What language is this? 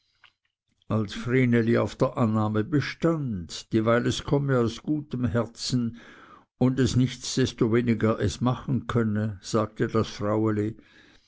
German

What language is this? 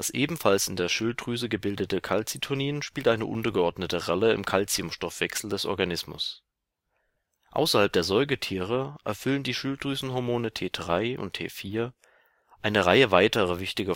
German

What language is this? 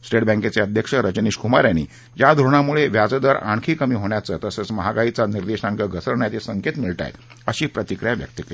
Marathi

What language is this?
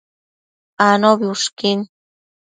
Matsés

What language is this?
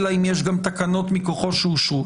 Hebrew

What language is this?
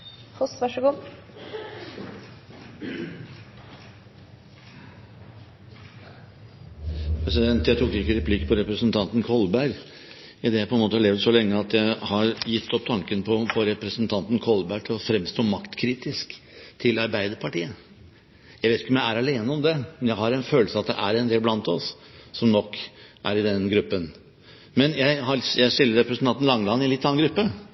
Norwegian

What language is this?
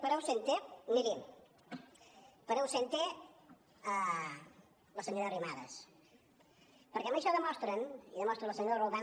Catalan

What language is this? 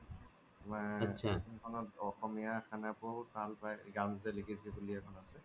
Assamese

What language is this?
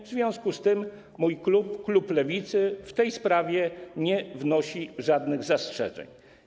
Polish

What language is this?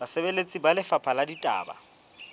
Southern Sotho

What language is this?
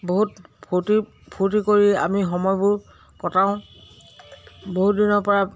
Assamese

